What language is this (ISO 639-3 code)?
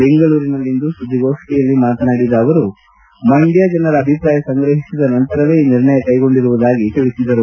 kan